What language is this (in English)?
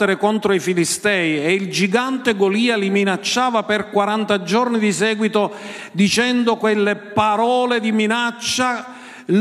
Italian